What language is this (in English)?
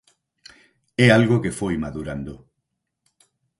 Galician